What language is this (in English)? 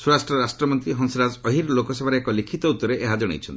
Odia